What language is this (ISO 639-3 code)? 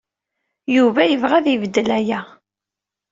kab